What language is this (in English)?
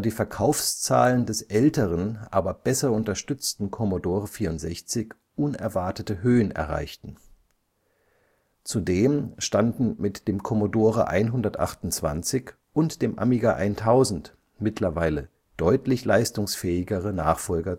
German